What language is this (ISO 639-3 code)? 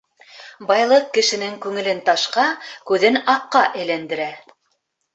bak